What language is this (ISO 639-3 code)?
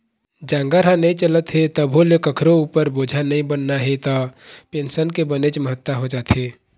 hne